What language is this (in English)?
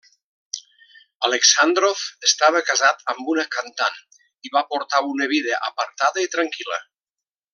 Catalan